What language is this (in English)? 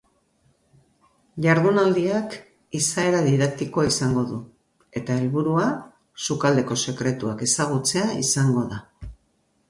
Basque